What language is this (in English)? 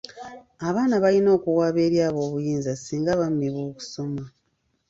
Ganda